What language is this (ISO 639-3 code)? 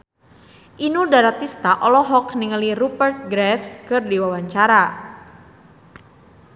sun